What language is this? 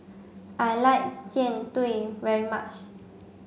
English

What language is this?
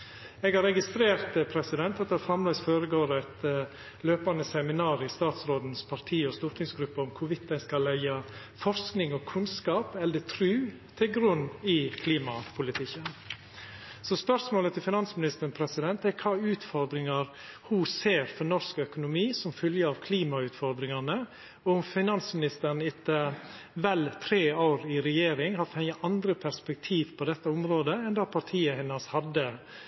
Norwegian Nynorsk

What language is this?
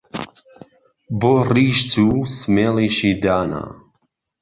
Central Kurdish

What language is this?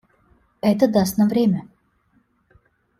Russian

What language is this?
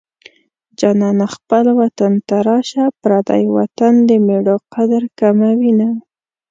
Pashto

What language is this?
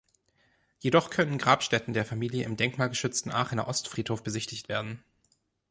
German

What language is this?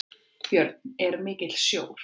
Icelandic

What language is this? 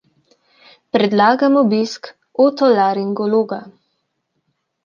Slovenian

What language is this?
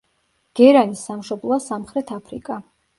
Georgian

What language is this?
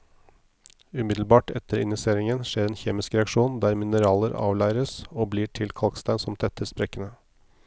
Norwegian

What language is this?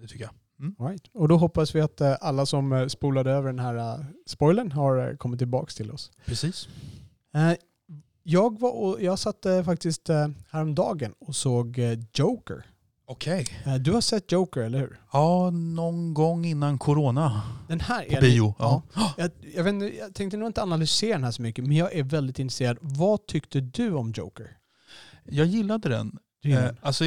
Swedish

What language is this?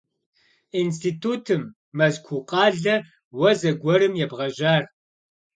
Kabardian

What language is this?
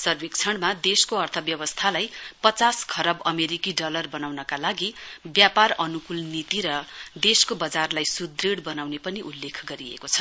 Nepali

